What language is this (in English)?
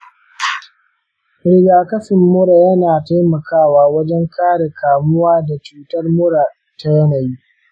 Hausa